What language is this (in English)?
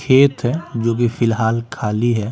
Hindi